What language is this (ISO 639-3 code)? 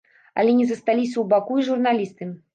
bel